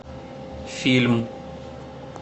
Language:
Russian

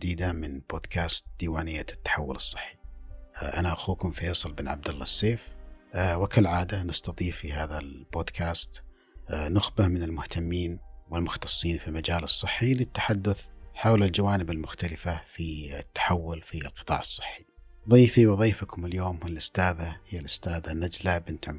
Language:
Arabic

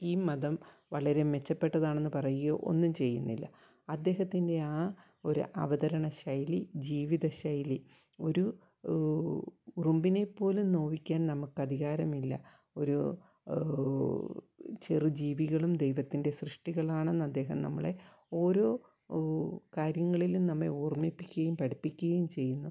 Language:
Malayalam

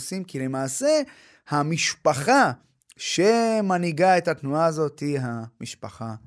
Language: Hebrew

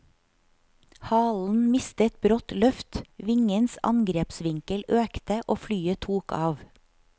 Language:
Norwegian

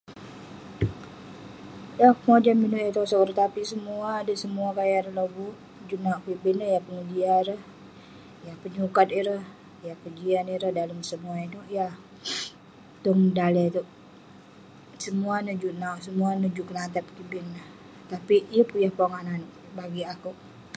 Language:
Western Penan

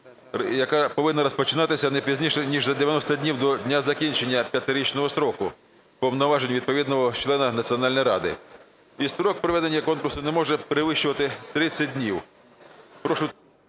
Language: Ukrainian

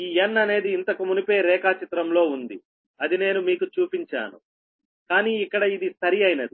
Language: Telugu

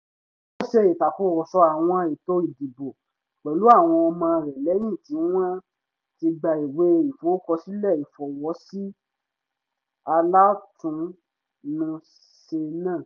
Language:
Yoruba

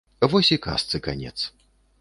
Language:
Belarusian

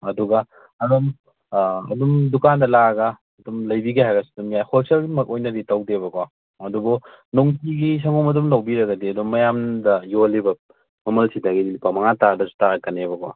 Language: Manipuri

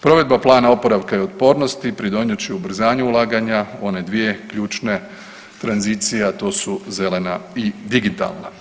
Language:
Croatian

